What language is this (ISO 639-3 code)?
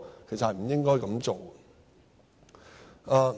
yue